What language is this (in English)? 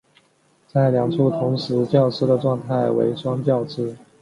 Chinese